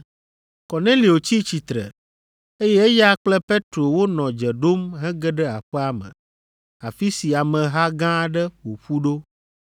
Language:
Ewe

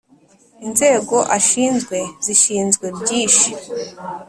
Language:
Kinyarwanda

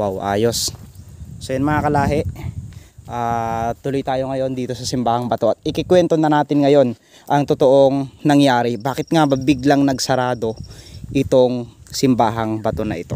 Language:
Filipino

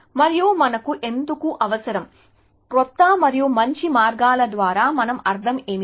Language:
Telugu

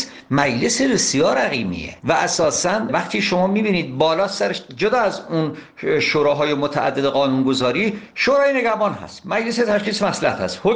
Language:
Persian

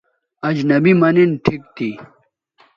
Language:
Bateri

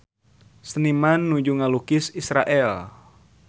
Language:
Sundanese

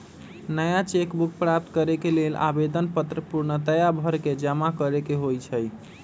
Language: Magahi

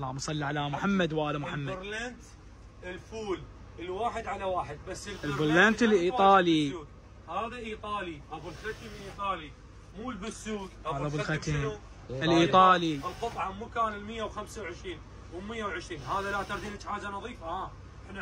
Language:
Arabic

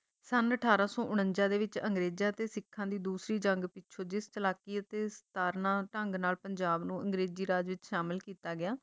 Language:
Punjabi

